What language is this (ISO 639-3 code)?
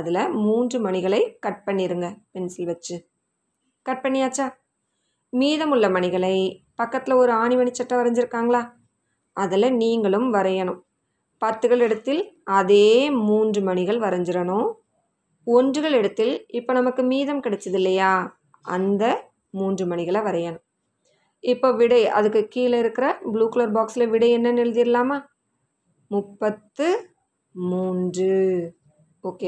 tam